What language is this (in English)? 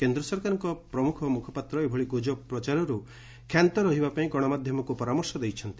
Odia